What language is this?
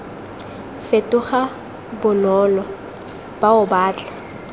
Tswana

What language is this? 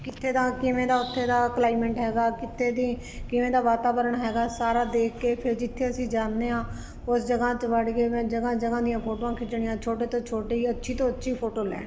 Punjabi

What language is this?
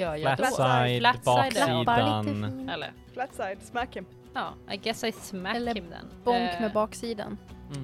Swedish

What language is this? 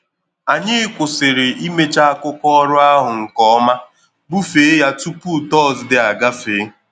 Igbo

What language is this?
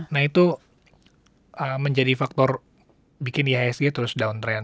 Indonesian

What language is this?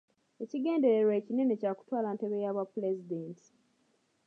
Ganda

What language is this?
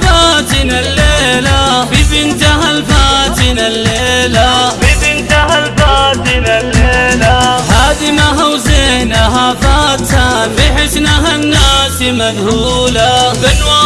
Arabic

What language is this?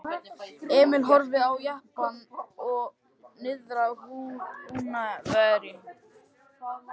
Icelandic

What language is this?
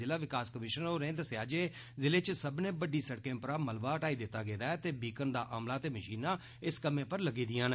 Dogri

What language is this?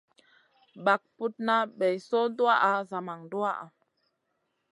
Masana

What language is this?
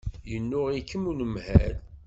Kabyle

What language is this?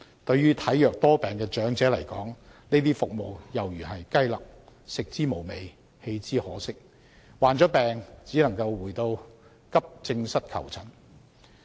Cantonese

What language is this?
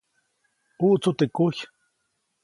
Copainalá Zoque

